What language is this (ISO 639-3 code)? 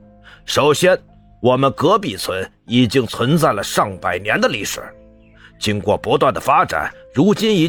zho